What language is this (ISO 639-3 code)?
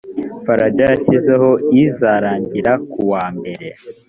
kin